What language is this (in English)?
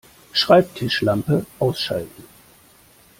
German